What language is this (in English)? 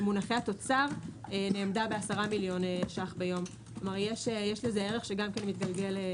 Hebrew